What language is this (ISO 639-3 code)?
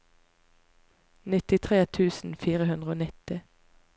nor